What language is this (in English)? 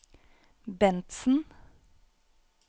Norwegian